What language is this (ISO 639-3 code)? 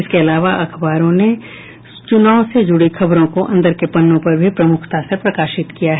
hin